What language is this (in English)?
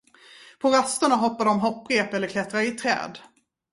Swedish